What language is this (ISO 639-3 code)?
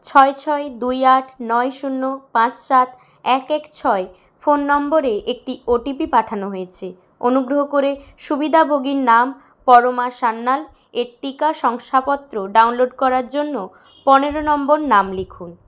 ben